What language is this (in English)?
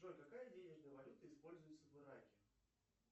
Russian